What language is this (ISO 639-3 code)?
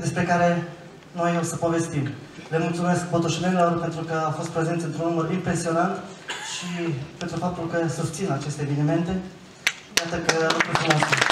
ron